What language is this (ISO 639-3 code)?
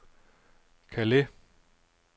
dan